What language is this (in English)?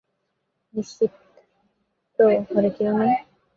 Bangla